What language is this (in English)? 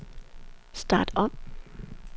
Danish